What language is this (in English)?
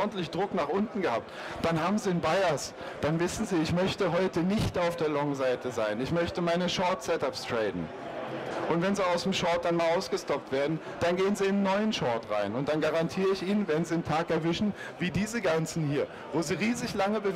German